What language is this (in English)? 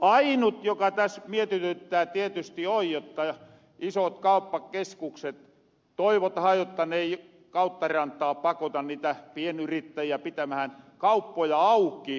Finnish